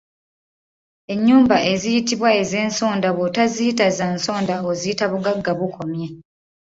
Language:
Ganda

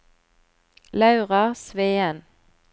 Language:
Norwegian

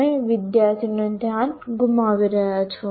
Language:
Gujarati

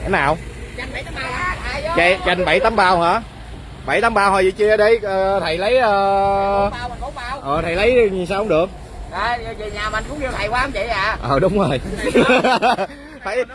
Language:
Vietnamese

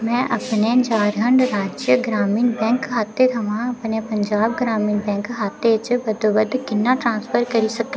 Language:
Dogri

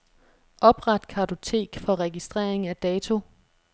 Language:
Danish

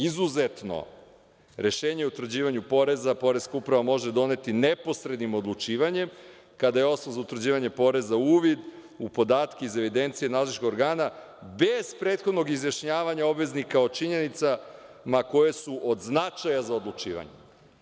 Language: Serbian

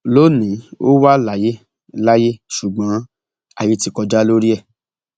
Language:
Yoruba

